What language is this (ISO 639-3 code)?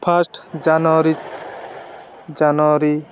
ori